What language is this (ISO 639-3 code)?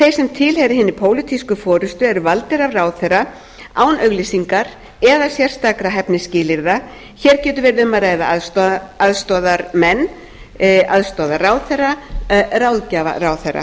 isl